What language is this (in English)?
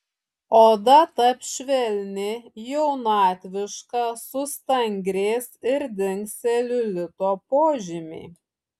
Lithuanian